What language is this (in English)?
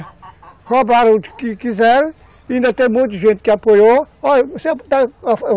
Portuguese